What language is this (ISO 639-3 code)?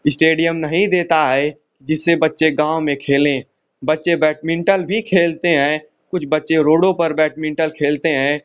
hin